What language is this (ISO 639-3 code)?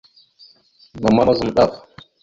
mxu